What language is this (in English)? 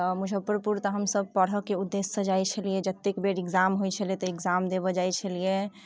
Maithili